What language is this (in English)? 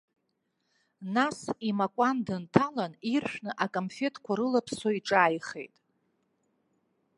Abkhazian